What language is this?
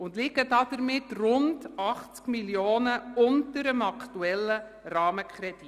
Swiss German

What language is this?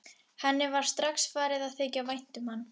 Icelandic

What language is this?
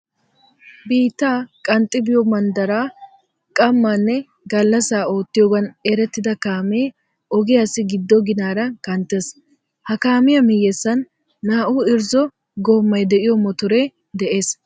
Wolaytta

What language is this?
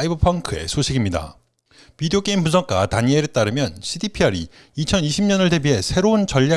Korean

